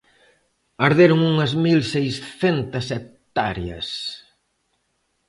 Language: Galician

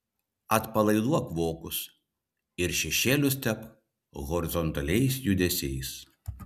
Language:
Lithuanian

